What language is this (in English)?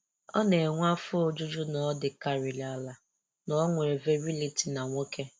Igbo